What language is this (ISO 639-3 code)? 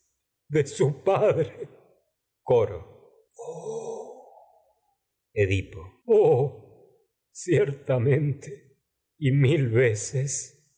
spa